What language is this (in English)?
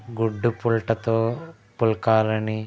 Telugu